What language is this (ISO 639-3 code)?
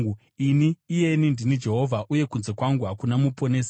sna